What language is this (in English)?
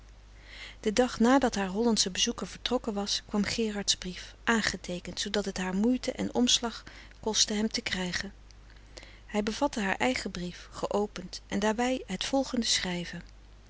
Dutch